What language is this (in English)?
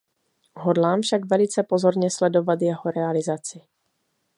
Czech